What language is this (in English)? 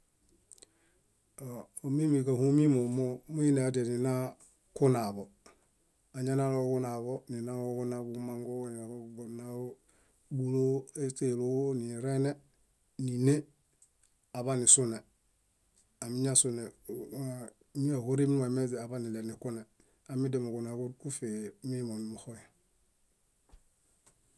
Bayot